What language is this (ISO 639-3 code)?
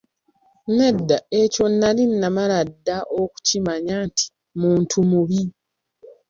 lug